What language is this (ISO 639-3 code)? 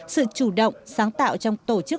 vie